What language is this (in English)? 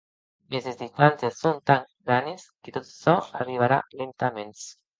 Occitan